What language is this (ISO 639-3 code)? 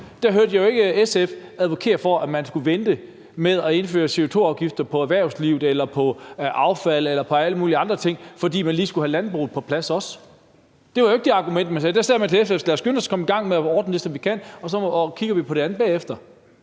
dan